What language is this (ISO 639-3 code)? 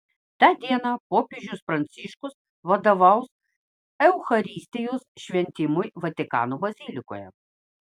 lit